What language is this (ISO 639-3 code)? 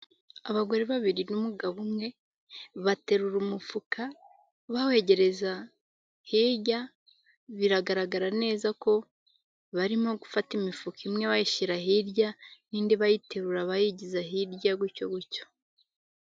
kin